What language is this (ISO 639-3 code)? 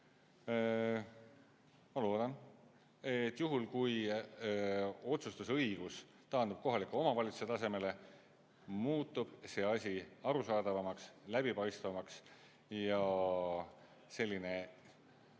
est